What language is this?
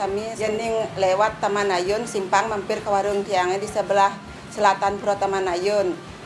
Indonesian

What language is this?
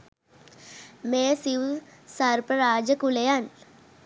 Sinhala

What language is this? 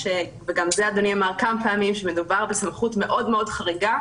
Hebrew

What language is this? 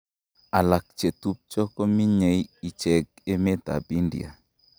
Kalenjin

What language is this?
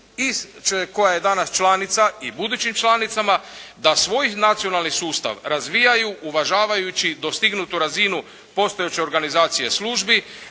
Croatian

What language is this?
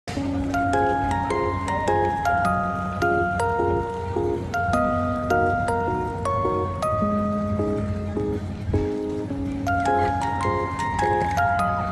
Korean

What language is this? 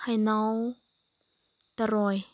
Manipuri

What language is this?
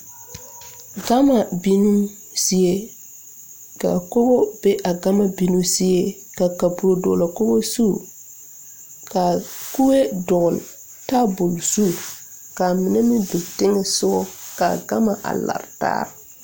Southern Dagaare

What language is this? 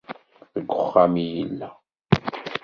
Kabyle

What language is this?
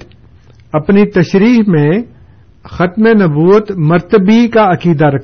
Urdu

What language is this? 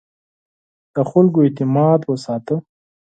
Pashto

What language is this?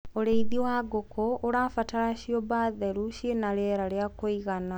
Kikuyu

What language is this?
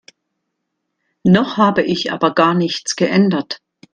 German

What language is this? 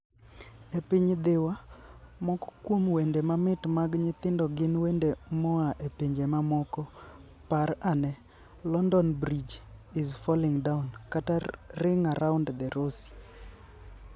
Luo (Kenya and Tanzania)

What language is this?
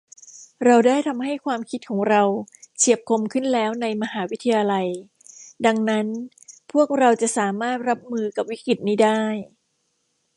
Thai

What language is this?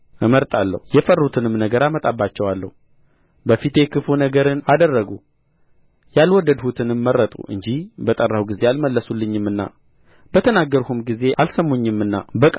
Amharic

